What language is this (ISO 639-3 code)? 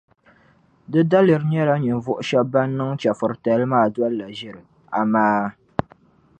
dag